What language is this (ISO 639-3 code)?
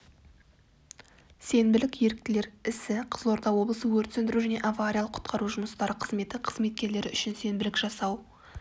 kaz